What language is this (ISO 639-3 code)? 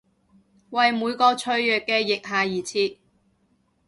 yue